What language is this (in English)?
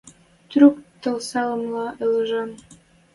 Western Mari